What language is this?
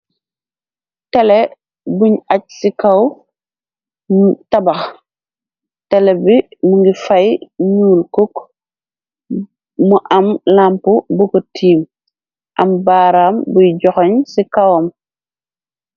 Wolof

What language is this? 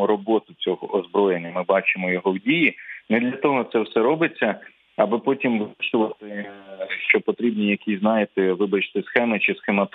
Ukrainian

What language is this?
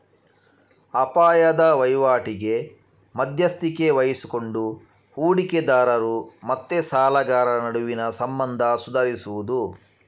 Kannada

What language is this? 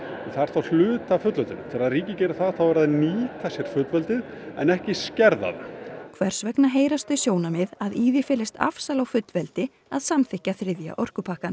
Icelandic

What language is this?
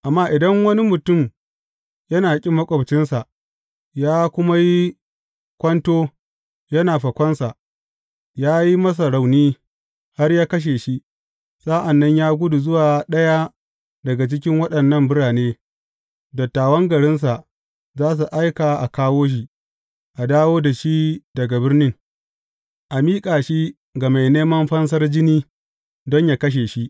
Hausa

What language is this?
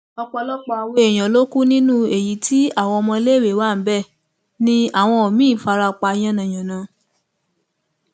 Yoruba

